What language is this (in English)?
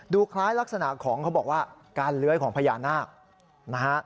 Thai